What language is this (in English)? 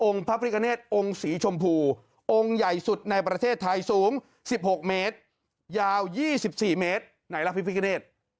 Thai